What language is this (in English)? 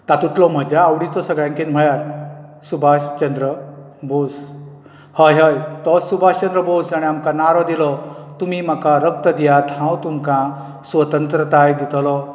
Konkani